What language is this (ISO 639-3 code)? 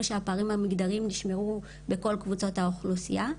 heb